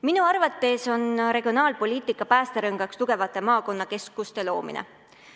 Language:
Estonian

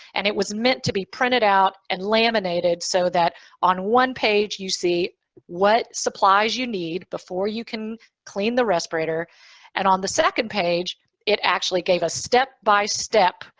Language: English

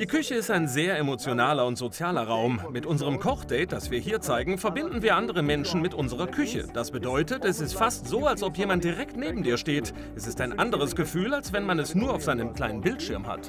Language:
German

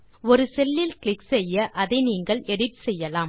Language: Tamil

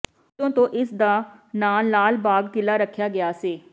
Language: Punjabi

